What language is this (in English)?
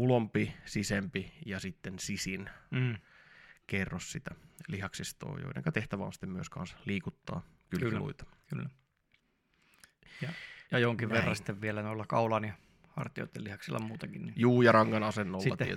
Finnish